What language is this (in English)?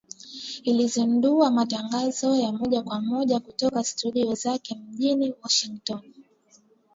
Swahili